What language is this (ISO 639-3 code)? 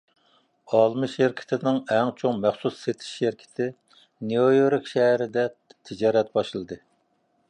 uig